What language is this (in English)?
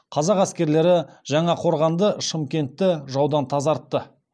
Kazakh